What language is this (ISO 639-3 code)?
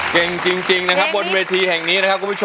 tha